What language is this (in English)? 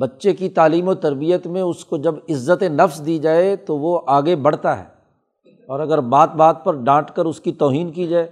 Urdu